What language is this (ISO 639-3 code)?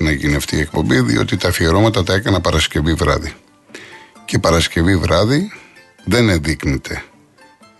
ell